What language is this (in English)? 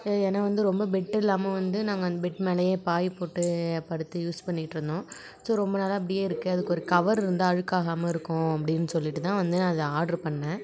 Tamil